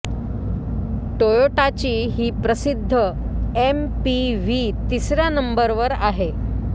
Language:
Marathi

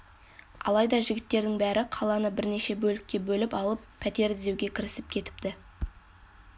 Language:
Kazakh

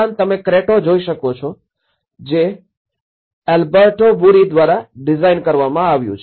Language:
Gujarati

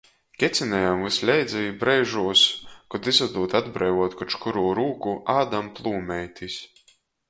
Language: Latgalian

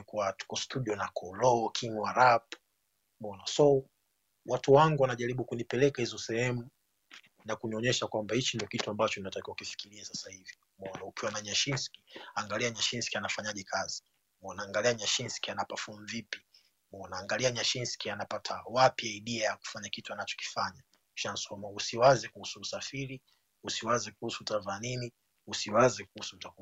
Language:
Swahili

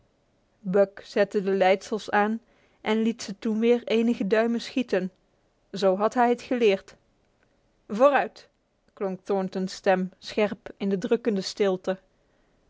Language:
Dutch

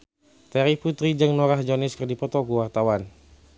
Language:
Sundanese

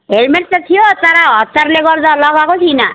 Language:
Nepali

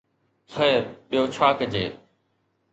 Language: Sindhi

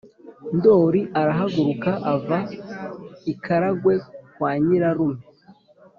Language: Kinyarwanda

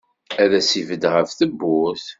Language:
Kabyle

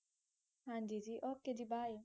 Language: Punjabi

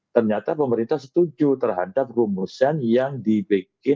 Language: Indonesian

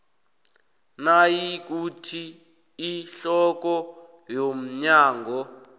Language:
South Ndebele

